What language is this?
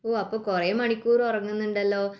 Malayalam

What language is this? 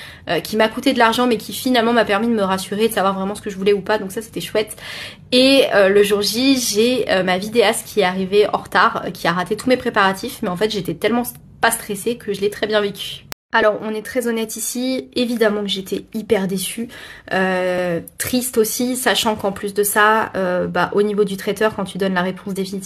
French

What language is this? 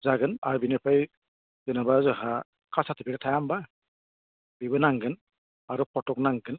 Bodo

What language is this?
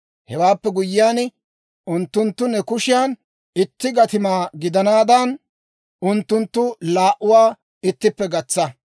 Dawro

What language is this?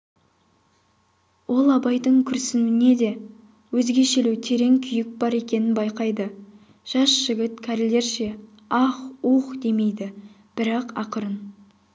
Kazakh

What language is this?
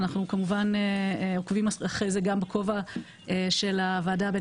Hebrew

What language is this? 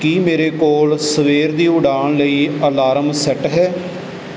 Punjabi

